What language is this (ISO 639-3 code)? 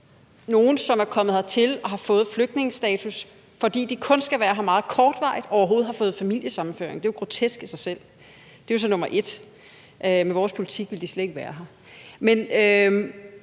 dan